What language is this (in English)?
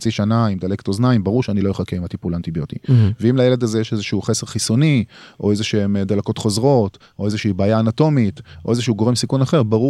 Hebrew